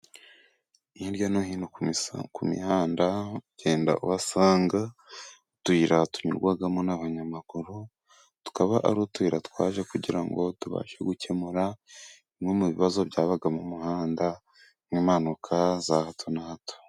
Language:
Kinyarwanda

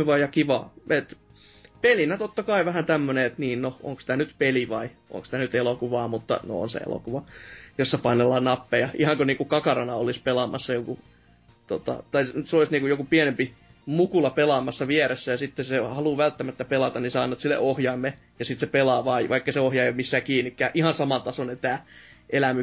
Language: Finnish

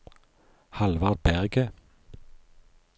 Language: Norwegian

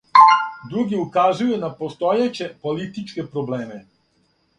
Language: Serbian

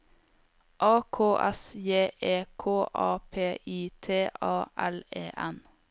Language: Norwegian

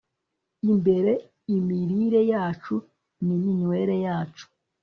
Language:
Kinyarwanda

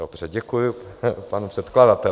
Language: Czech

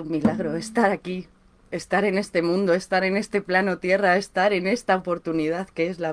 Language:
Spanish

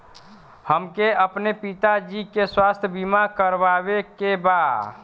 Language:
Bhojpuri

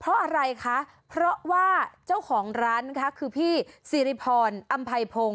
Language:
Thai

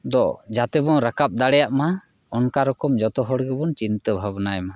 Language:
Santali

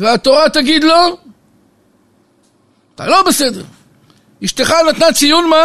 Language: Hebrew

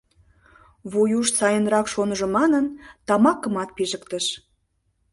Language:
Mari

